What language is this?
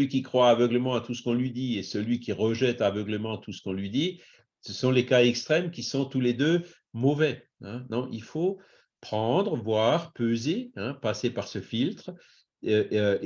French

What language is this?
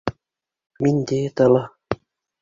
Bashkir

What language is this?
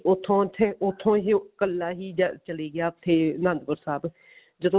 Punjabi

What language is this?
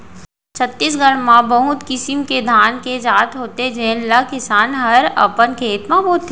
Chhattisgarhi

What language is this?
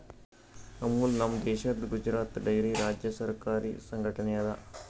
Kannada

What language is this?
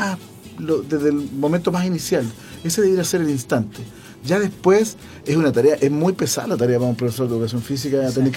Spanish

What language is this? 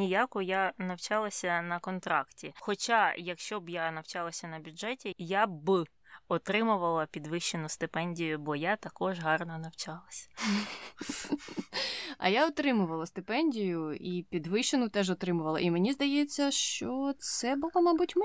Ukrainian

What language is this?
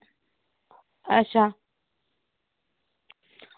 Dogri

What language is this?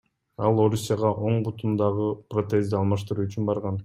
Kyrgyz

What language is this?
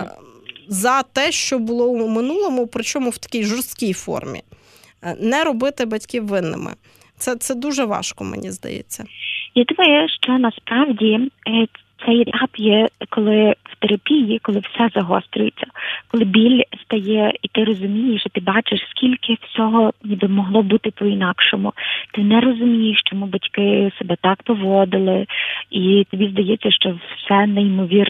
Ukrainian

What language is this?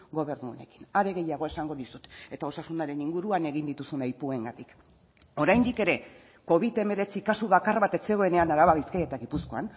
Basque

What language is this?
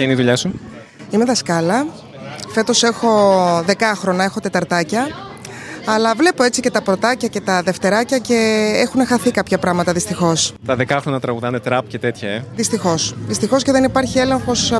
Greek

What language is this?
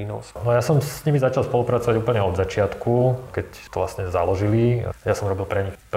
Slovak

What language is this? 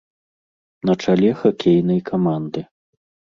Belarusian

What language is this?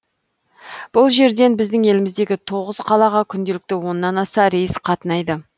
Kazakh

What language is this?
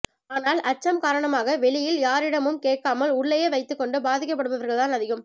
Tamil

